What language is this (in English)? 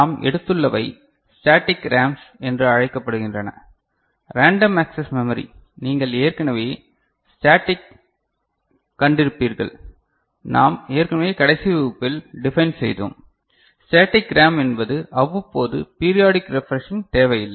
Tamil